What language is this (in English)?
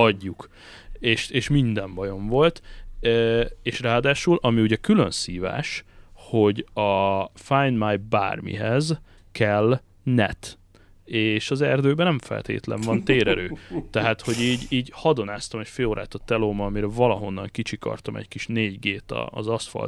Hungarian